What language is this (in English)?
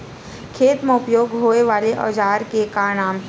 Chhattisgarhi